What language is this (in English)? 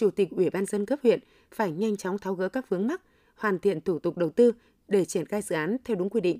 Vietnamese